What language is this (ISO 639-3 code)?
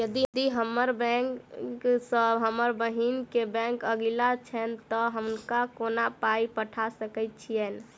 mai